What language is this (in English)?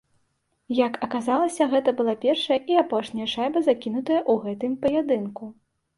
Belarusian